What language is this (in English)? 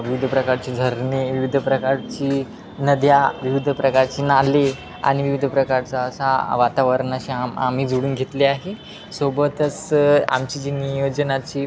Marathi